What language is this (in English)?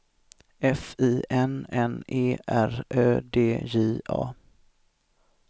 Swedish